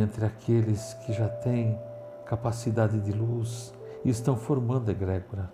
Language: Portuguese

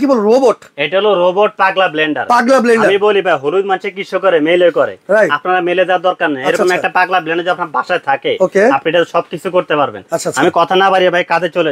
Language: Bangla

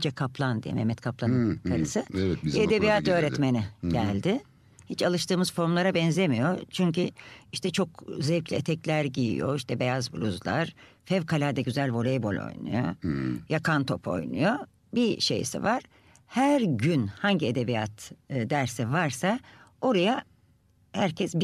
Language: Turkish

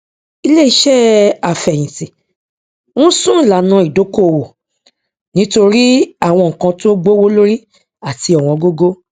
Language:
Yoruba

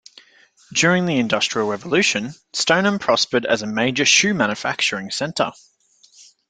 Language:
English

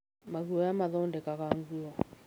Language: Kikuyu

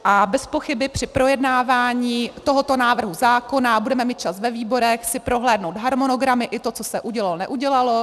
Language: Czech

